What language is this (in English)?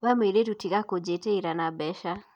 Kikuyu